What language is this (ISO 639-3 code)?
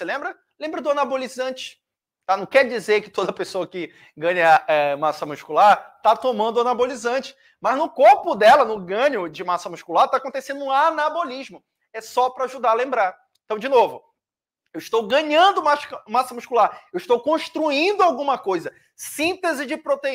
por